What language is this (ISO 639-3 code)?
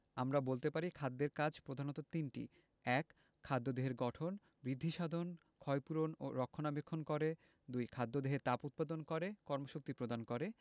ben